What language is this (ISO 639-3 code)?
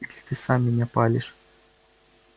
rus